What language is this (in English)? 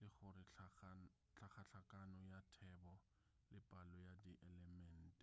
Northern Sotho